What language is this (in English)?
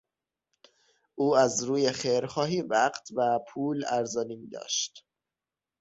Persian